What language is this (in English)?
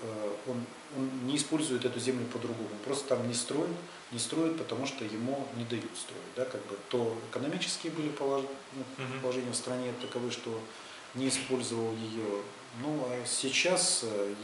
Russian